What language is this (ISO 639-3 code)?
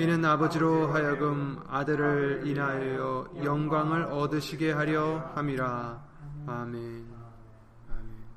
kor